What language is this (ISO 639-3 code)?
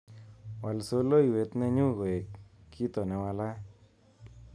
kln